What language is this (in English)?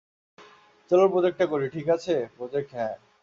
Bangla